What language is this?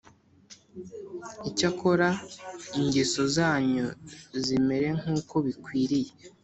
Kinyarwanda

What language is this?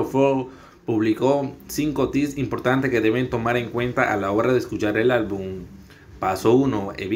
Spanish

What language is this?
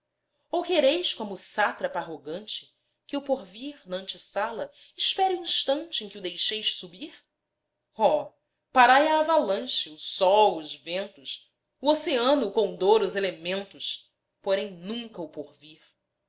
Portuguese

